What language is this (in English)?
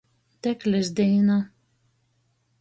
Latgalian